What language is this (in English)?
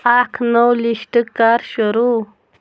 Kashmiri